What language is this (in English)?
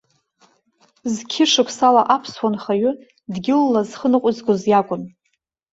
Abkhazian